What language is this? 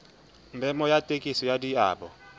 Southern Sotho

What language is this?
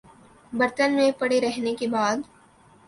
Urdu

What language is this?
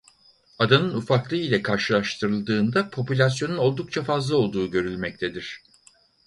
Turkish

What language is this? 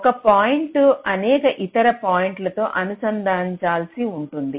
Telugu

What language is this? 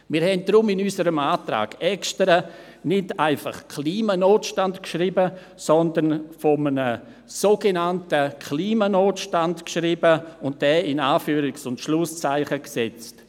Swiss German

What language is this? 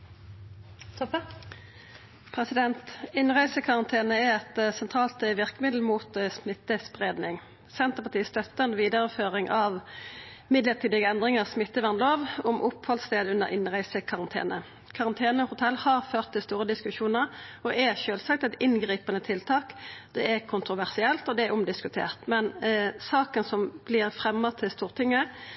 Norwegian Nynorsk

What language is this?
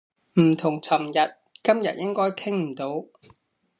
Cantonese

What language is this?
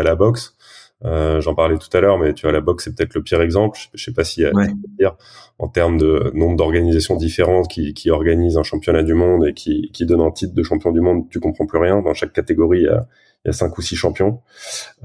French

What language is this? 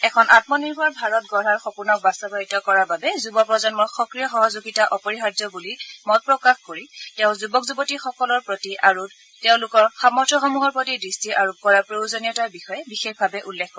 Assamese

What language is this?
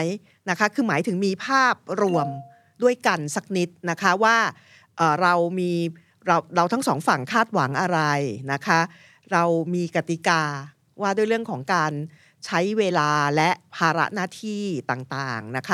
Thai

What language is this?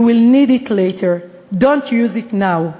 Hebrew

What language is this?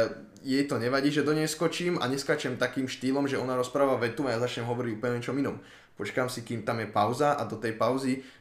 Slovak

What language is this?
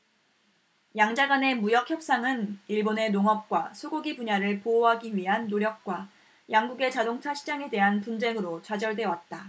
Korean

